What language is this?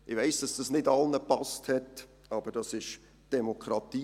Swiss German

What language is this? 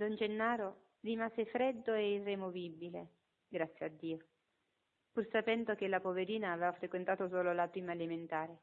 Italian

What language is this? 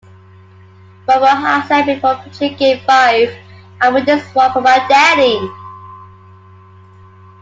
English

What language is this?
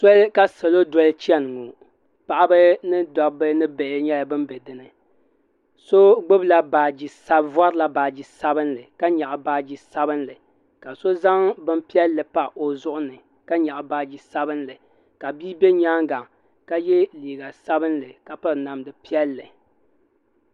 Dagbani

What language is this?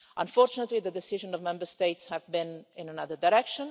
English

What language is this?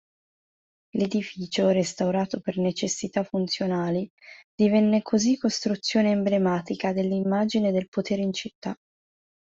Italian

